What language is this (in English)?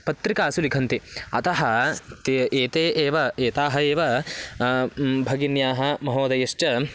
Sanskrit